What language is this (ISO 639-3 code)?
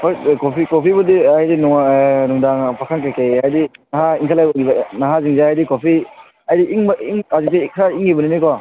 mni